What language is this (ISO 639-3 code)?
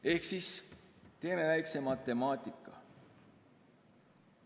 est